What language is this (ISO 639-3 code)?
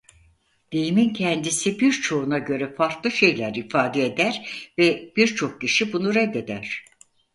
tur